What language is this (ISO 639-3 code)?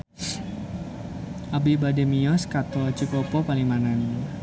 sun